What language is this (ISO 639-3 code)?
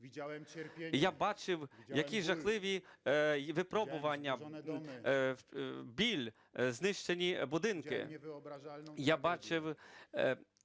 ukr